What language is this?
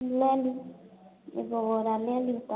Maithili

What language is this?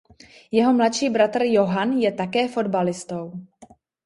Czech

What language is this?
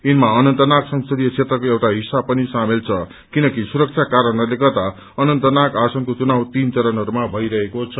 Nepali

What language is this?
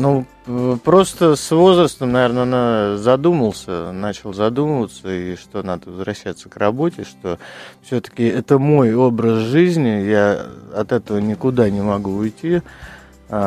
Russian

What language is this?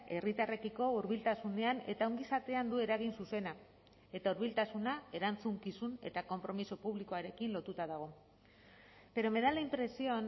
Basque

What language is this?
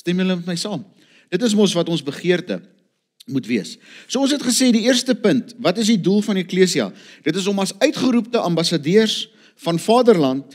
Dutch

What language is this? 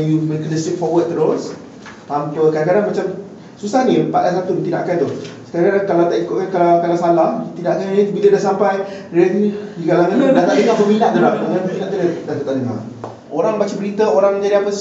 Malay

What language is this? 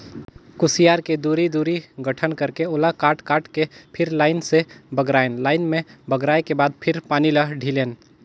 Chhattisgarhi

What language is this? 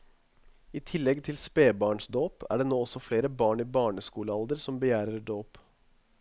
Norwegian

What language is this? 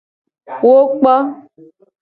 Gen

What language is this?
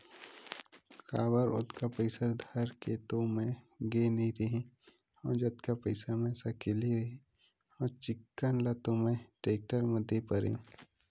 Chhattisgarhi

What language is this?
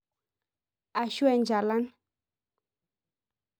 Masai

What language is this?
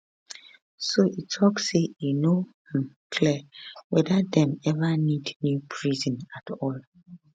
Nigerian Pidgin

